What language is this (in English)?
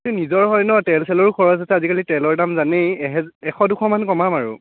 Assamese